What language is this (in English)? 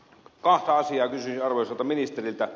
Finnish